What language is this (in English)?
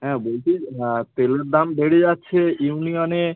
Bangla